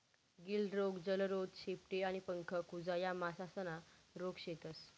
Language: Marathi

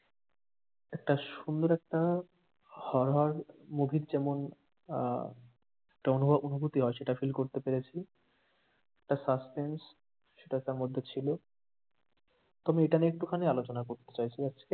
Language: Bangla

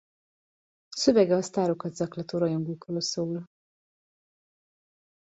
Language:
Hungarian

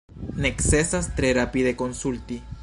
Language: Esperanto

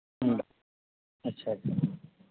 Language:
Santali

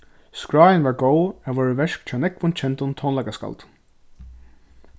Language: Faroese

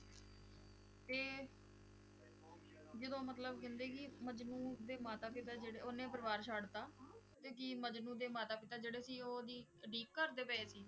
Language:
Punjabi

